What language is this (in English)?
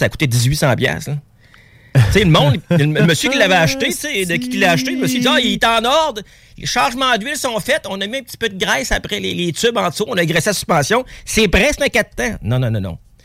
French